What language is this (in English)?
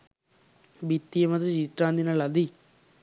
Sinhala